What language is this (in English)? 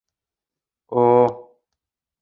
Bashkir